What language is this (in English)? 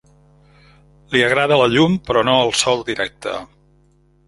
Catalan